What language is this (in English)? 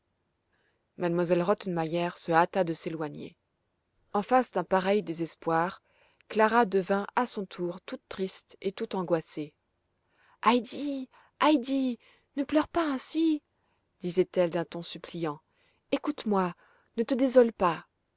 French